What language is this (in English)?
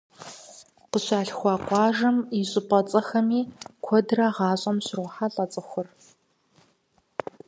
Kabardian